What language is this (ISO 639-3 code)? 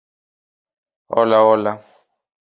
spa